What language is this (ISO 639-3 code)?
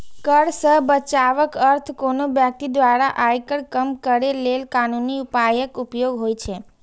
mai